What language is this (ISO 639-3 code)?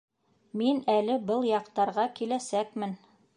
bak